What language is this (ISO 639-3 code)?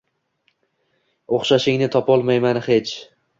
uzb